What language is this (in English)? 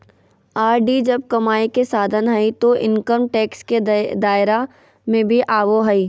Magahi